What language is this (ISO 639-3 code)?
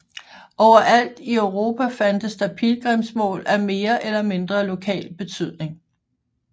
dan